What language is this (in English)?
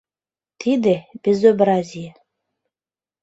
Mari